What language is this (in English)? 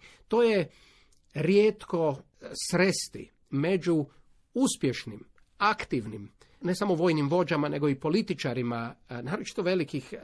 Croatian